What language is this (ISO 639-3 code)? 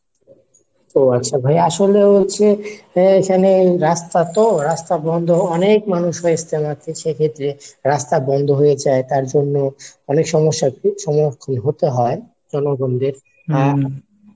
ben